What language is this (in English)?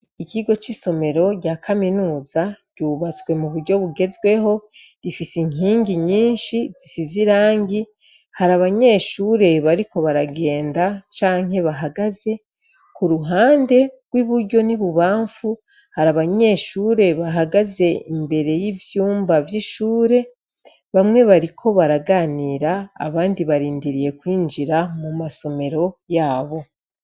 Rundi